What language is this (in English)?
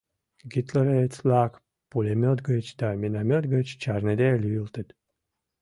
Mari